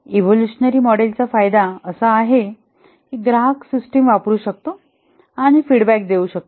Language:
Marathi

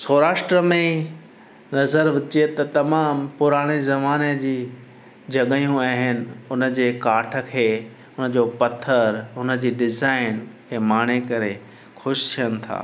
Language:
Sindhi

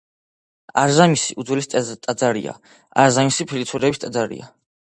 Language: Georgian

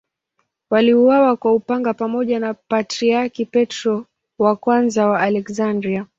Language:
Swahili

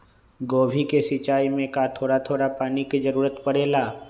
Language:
Magahi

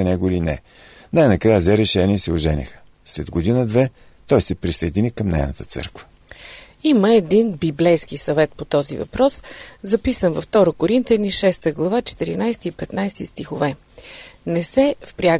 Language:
Bulgarian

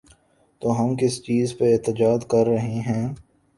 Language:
Urdu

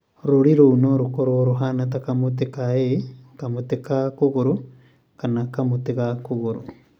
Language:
Kikuyu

